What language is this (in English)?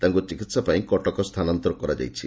Odia